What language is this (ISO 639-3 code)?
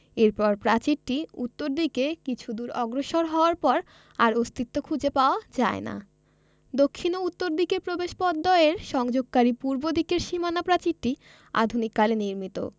ben